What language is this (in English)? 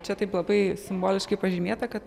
Lithuanian